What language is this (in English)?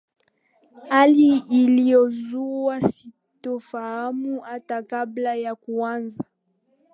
Swahili